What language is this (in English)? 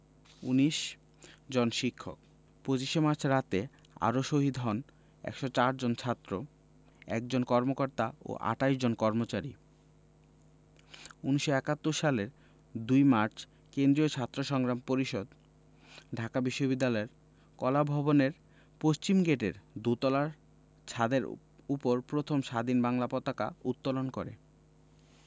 Bangla